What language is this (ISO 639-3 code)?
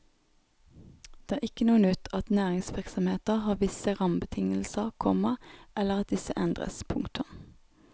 nor